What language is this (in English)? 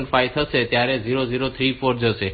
Gujarati